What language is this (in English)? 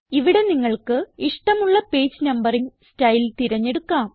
Malayalam